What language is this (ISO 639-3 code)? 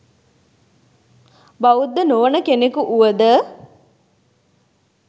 sin